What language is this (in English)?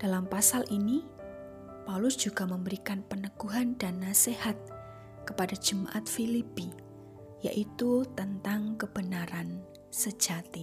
Indonesian